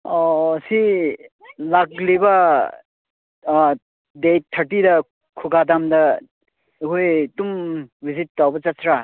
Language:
Manipuri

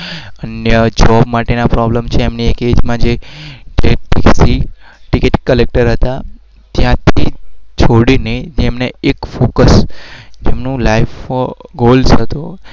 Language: Gujarati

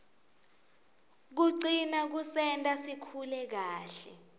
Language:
Swati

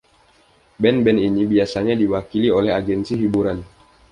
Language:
Indonesian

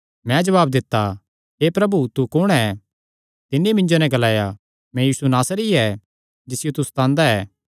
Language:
Kangri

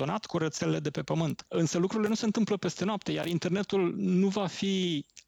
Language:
Romanian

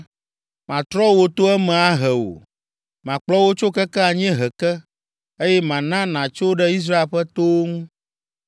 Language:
Ewe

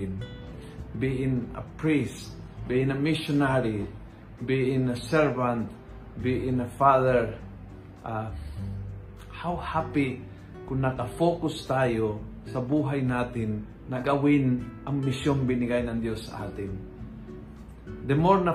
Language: Filipino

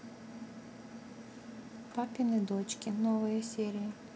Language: Russian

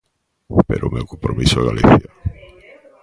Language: Galician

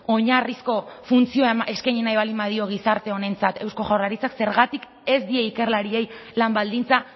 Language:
Basque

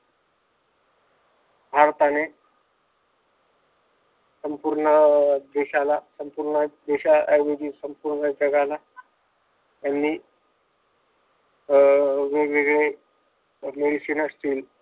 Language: Marathi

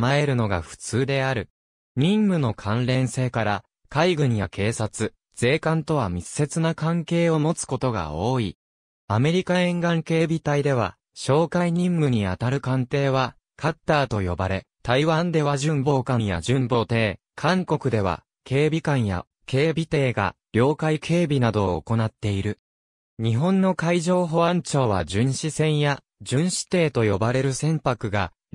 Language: Japanese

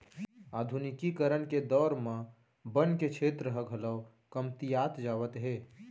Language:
Chhattisgarhi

